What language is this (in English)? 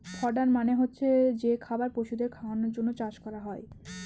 Bangla